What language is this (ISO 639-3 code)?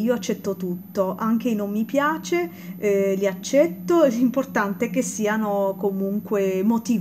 ita